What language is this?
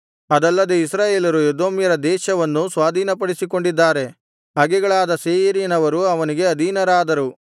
Kannada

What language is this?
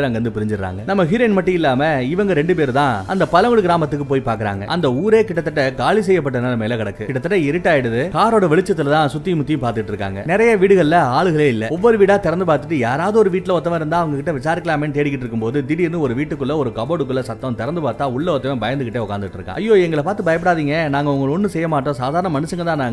Tamil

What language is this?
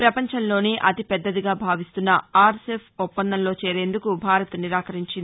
Telugu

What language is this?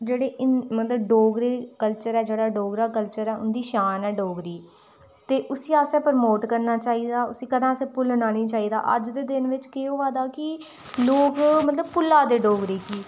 Dogri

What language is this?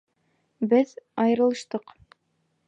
Bashkir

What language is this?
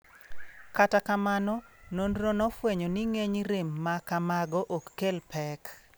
Luo (Kenya and Tanzania)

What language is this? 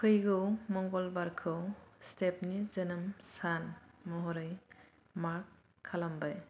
Bodo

